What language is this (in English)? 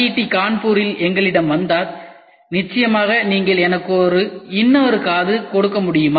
Tamil